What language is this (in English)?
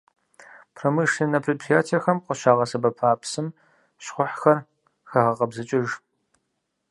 Kabardian